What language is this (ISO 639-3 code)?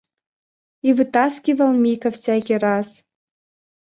rus